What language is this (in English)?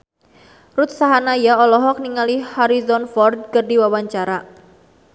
Sundanese